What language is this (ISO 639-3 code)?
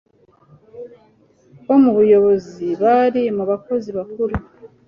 kin